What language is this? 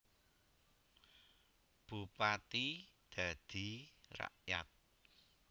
Javanese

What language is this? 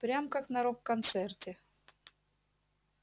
Russian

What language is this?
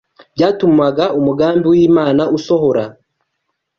Kinyarwanda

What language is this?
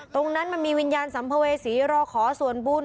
Thai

